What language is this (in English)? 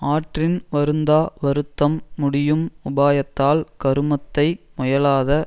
Tamil